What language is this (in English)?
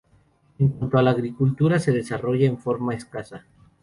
Spanish